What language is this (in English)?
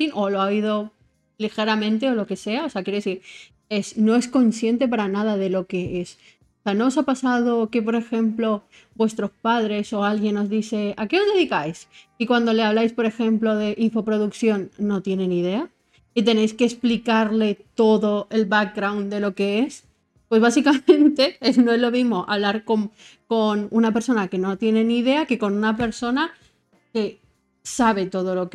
Spanish